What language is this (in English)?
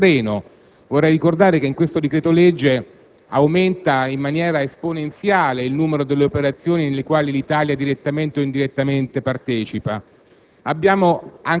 Italian